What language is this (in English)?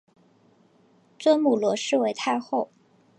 Chinese